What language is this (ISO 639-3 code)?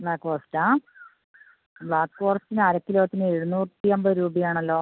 mal